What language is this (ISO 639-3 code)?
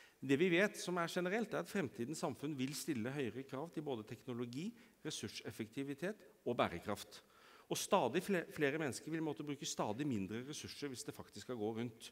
nor